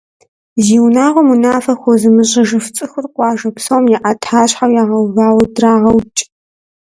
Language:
Kabardian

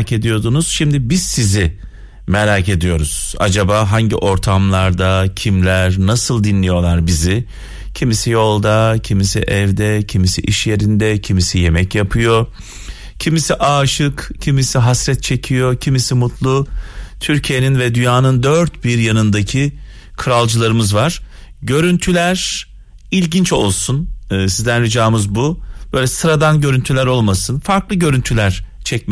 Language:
Turkish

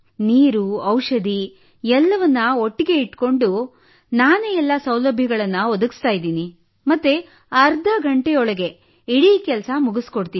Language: Kannada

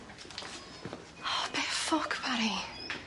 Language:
Welsh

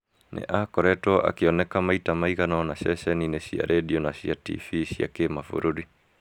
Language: Kikuyu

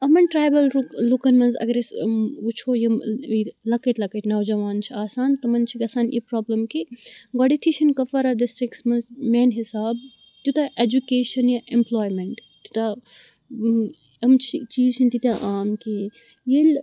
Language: Kashmiri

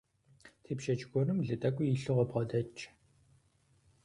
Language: Kabardian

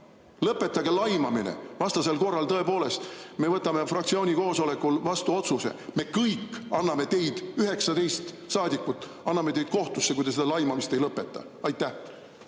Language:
Estonian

